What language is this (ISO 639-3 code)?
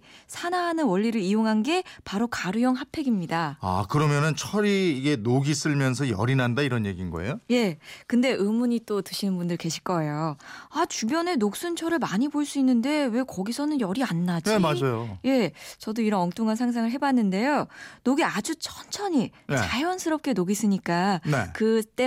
kor